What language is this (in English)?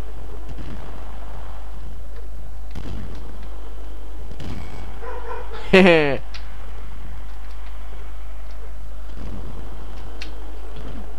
Polish